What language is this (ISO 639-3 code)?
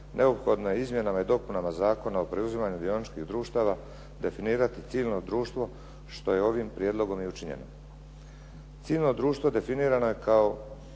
hrv